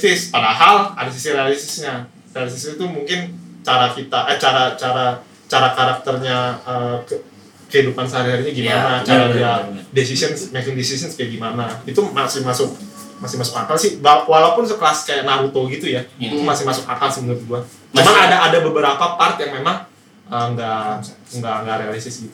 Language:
Indonesian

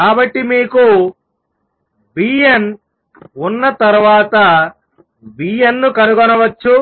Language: Telugu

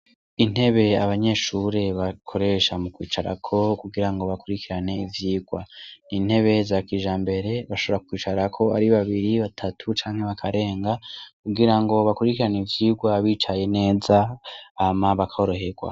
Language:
Rundi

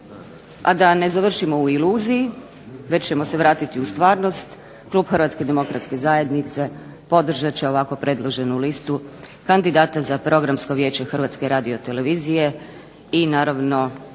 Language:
Croatian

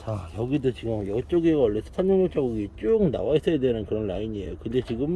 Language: Korean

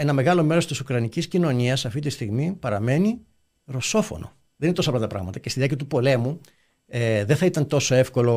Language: Greek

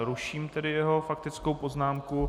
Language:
Czech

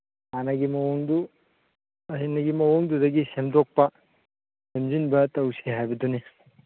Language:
Manipuri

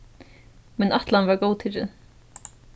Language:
Faroese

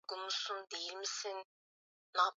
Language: Swahili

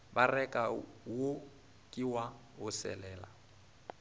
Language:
Northern Sotho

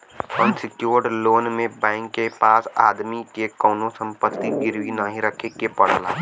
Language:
Bhojpuri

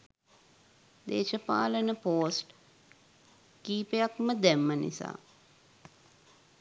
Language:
Sinhala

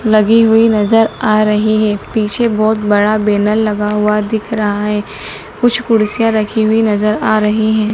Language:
Hindi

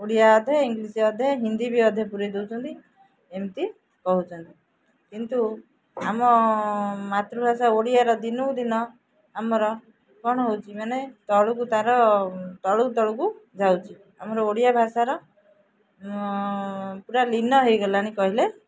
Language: Odia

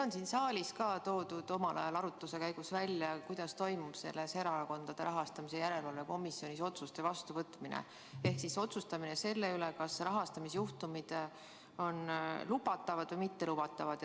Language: Estonian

